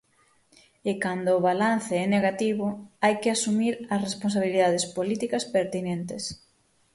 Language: Galician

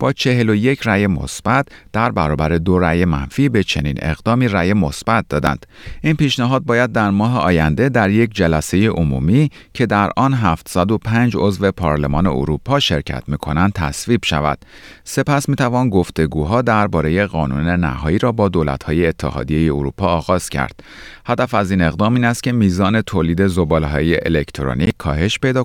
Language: Persian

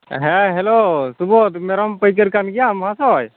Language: Santali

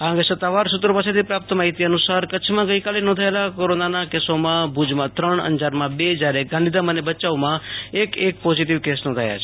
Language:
Gujarati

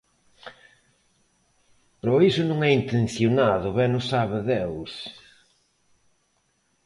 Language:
Galician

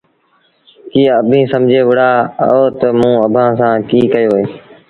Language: Sindhi Bhil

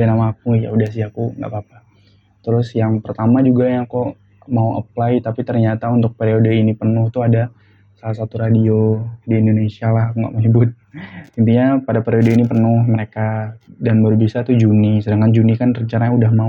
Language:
Indonesian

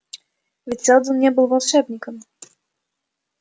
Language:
Russian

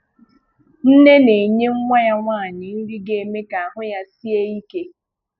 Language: Igbo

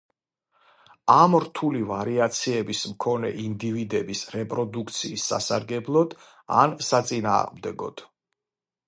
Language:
Georgian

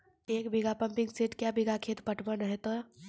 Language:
Maithili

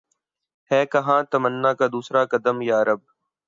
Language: Urdu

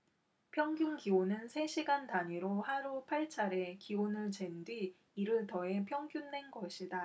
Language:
Korean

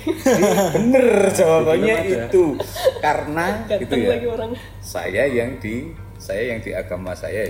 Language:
Indonesian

